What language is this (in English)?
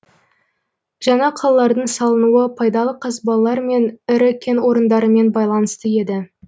Kazakh